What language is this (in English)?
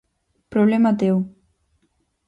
Galician